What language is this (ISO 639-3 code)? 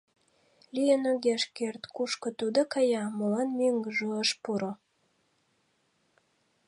chm